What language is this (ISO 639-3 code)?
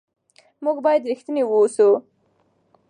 pus